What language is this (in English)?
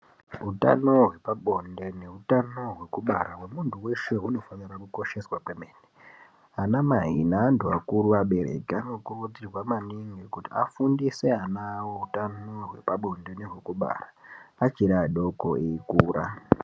Ndau